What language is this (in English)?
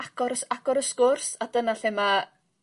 Welsh